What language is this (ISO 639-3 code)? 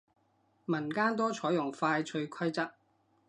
yue